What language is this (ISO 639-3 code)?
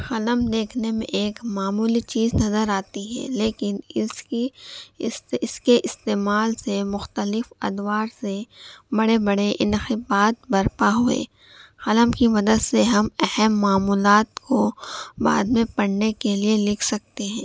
urd